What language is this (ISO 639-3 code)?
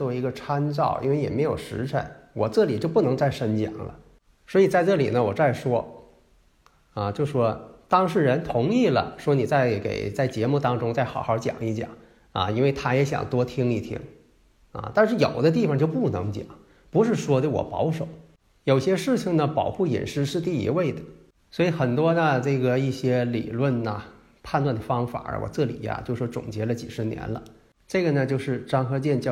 zho